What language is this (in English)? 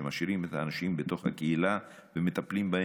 Hebrew